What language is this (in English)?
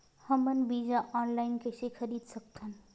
Chhattisgarhi